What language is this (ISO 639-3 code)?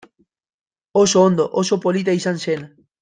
eus